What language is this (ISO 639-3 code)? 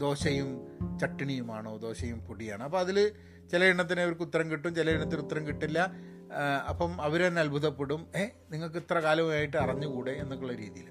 mal